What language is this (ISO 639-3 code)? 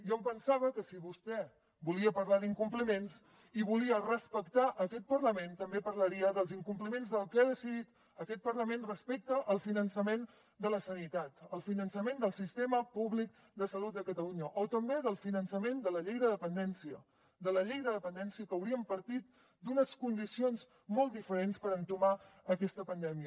cat